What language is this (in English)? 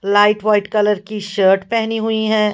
Hindi